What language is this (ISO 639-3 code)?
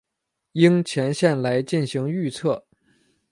zho